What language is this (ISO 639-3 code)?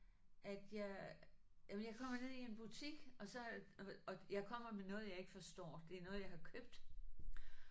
dan